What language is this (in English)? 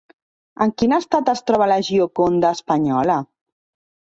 Catalan